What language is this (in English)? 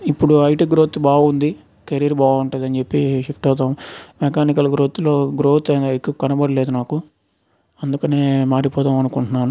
Telugu